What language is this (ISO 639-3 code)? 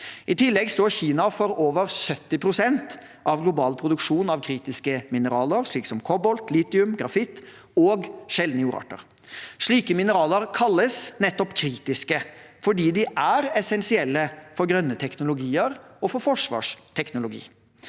nor